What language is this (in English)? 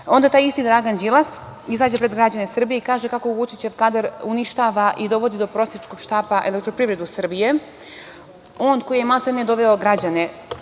Serbian